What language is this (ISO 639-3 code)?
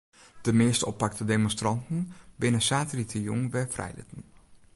fry